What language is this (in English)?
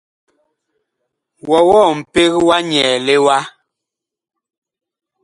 Bakoko